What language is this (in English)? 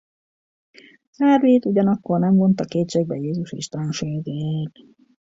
Hungarian